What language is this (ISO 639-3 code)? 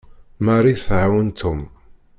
kab